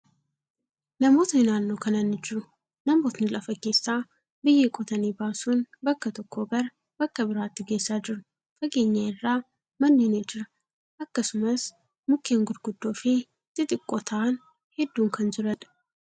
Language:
Oromo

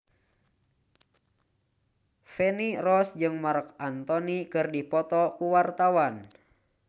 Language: Sundanese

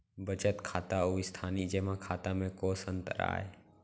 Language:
Chhattisgarhi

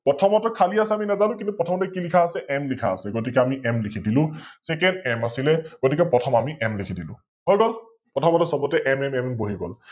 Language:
Assamese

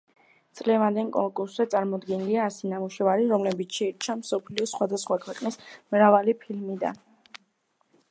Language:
Georgian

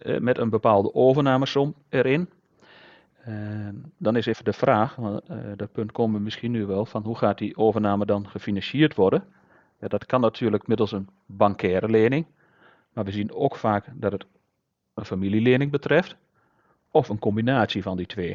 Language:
Dutch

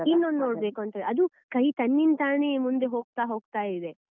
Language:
Kannada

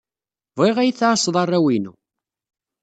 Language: Kabyle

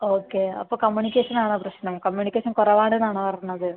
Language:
Malayalam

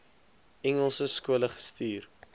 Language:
Afrikaans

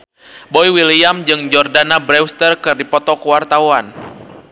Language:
Sundanese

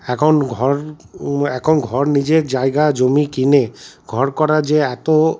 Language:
Bangla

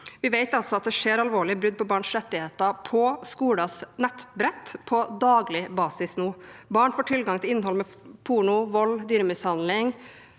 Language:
Norwegian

